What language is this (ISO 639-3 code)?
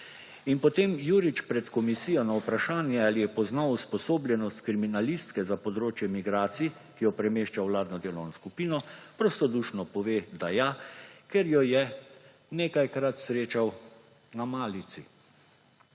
slv